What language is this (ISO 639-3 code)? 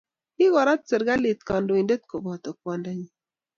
kln